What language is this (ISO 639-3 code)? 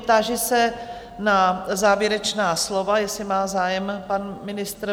ces